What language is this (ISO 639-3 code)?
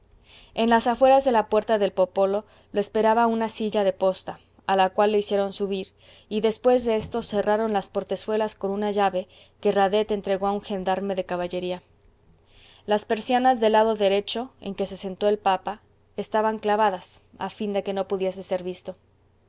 spa